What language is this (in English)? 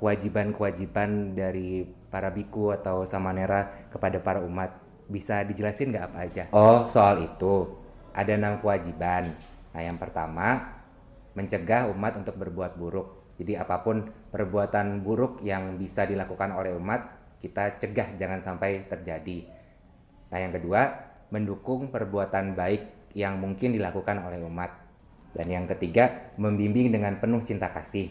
Indonesian